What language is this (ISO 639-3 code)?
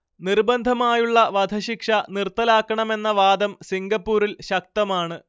mal